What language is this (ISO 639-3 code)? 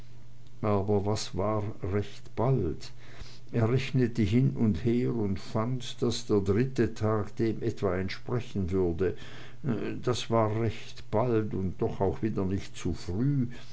deu